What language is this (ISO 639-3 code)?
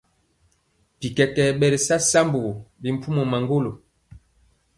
mcx